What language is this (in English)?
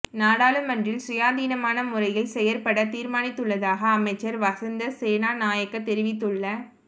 Tamil